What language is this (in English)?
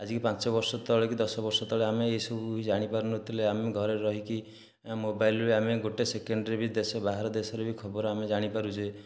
Odia